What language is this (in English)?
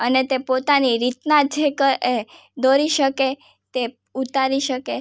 Gujarati